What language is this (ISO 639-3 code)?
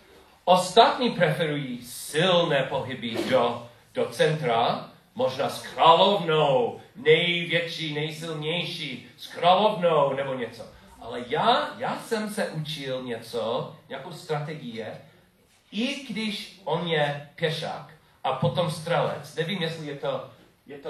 ces